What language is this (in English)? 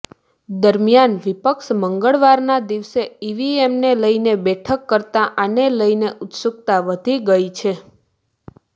Gujarati